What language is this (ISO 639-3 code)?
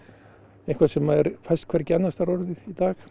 isl